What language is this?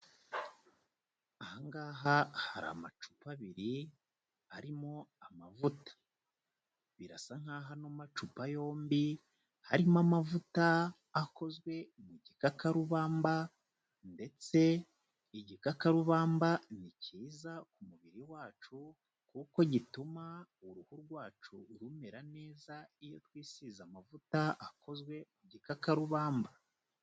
Kinyarwanda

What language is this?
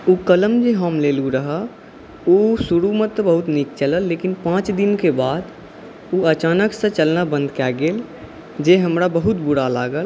Maithili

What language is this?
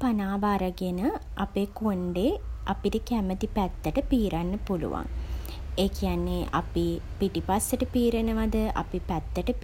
Sinhala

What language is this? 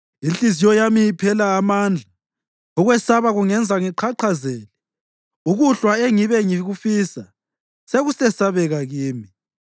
North Ndebele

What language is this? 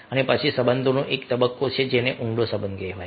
Gujarati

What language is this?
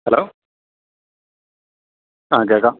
Malayalam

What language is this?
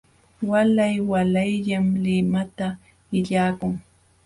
Jauja Wanca Quechua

